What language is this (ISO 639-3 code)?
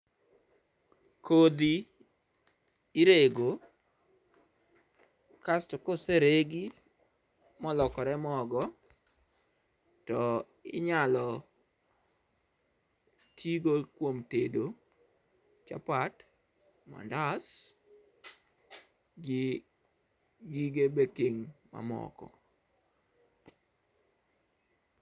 luo